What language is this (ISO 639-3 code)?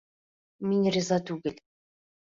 bak